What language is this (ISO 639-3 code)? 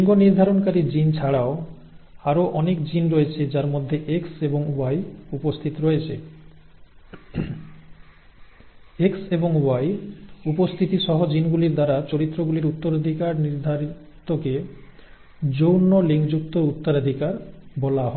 ben